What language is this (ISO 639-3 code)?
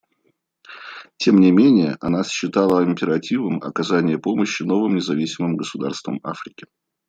rus